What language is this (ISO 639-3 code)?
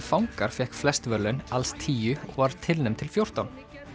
isl